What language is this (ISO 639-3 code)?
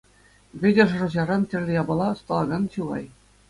chv